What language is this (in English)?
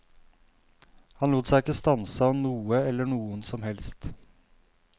Norwegian